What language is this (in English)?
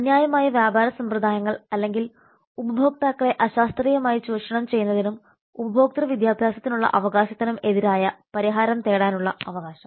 Malayalam